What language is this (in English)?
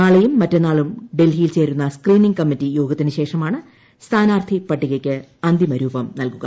Malayalam